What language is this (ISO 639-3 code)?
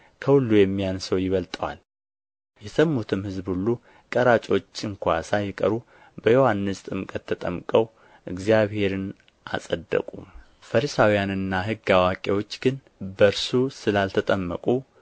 amh